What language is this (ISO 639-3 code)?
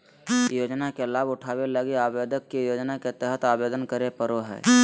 mag